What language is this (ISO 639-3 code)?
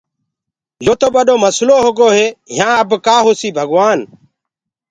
ggg